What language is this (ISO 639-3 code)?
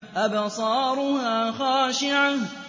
ara